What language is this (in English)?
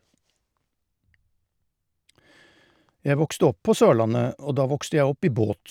Norwegian